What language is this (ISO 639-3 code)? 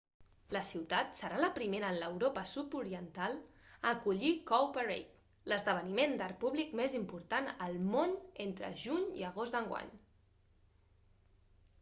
cat